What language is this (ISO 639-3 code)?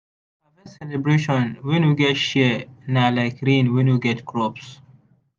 pcm